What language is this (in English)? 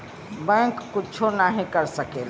Bhojpuri